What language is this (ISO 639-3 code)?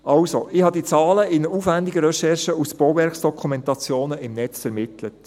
gsw